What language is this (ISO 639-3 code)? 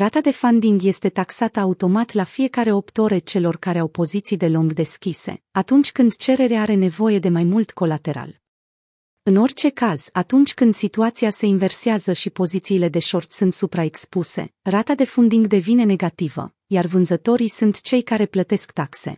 ron